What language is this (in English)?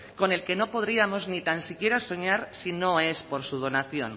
Spanish